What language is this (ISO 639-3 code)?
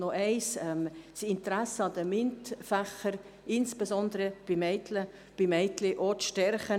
gsw